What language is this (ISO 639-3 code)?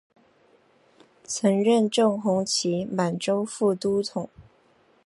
zho